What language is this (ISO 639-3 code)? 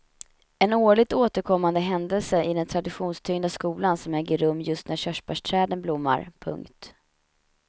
swe